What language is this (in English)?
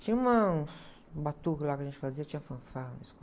Portuguese